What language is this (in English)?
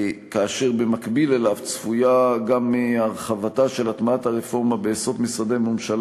Hebrew